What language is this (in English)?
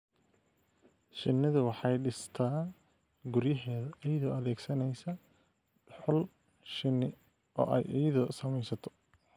Somali